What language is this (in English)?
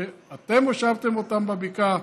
Hebrew